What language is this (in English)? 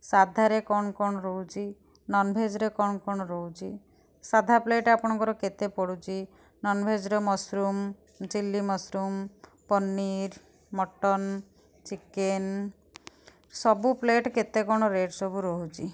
Odia